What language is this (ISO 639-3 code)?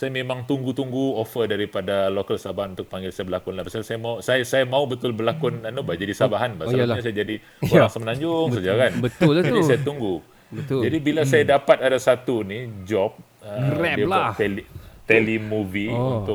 msa